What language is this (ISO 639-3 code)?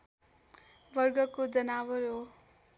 nep